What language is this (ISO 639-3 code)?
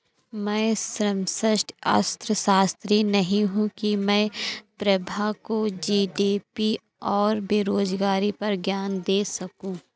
hin